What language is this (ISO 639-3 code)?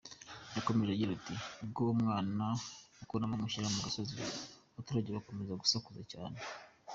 kin